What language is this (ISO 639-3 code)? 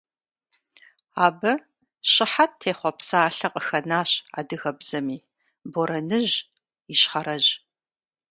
kbd